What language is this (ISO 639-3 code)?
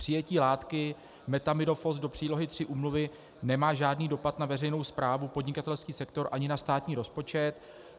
ces